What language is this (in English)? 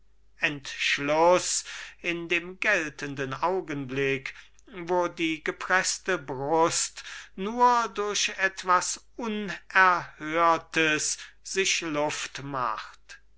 German